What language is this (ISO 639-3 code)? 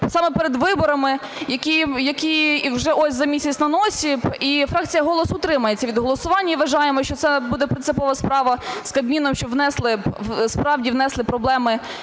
ukr